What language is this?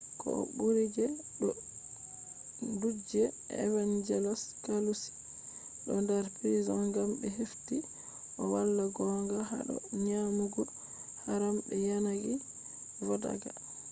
Fula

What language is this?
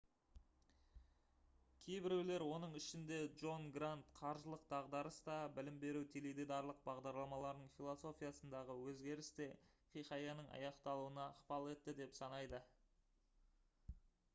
Kazakh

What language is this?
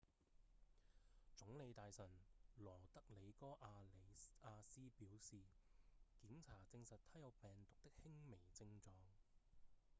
Cantonese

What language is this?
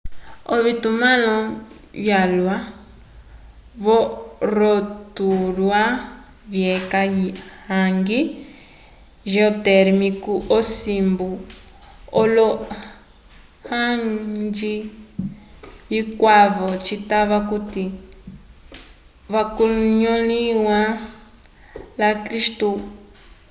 Umbundu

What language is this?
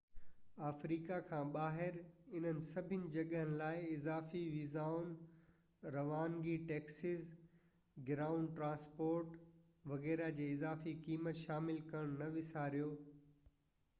Sindhi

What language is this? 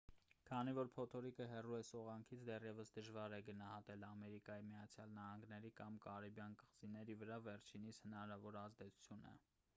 Armenian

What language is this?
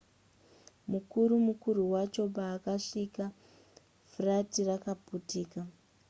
Shona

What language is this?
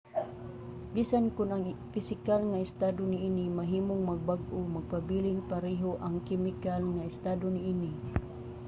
Cebuano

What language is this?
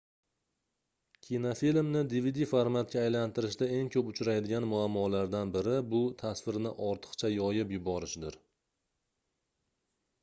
Uzbek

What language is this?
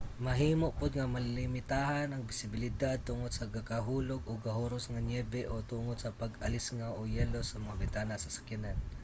Cebuano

